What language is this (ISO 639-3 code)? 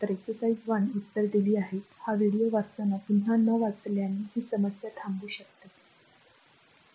mar